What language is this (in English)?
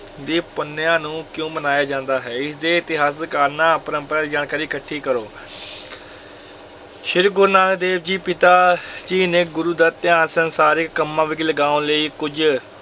Punjabi